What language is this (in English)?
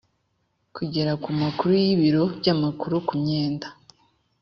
Kinyarwanda